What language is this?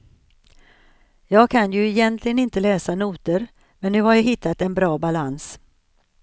Swedish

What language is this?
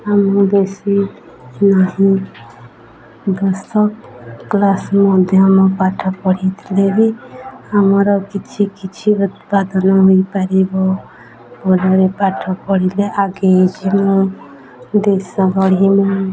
Odia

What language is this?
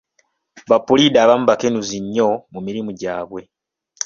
Ganda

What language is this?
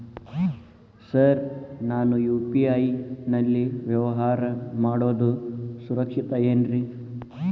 Kannada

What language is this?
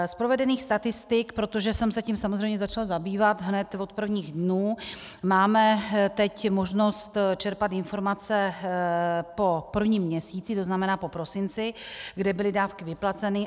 Czech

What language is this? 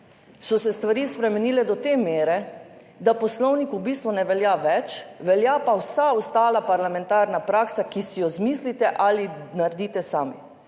Slovenian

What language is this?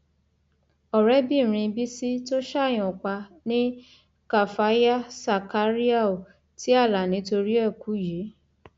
Yoruba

